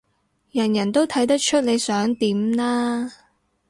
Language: Cantonese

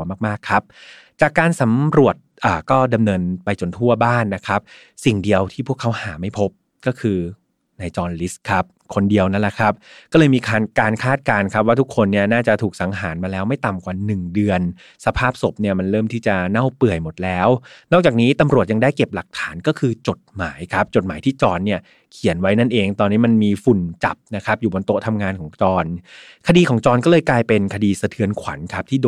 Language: Thai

